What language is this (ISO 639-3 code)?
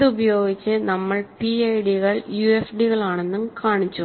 mal